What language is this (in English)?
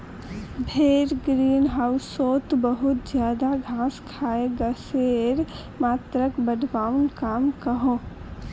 Magahi